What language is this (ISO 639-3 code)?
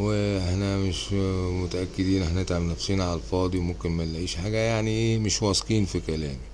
ara